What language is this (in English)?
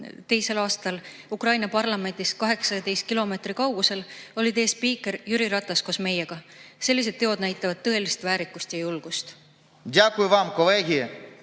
Estonian